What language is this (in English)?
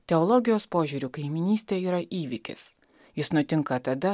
Lithuanian